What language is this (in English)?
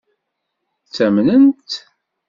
Kabyle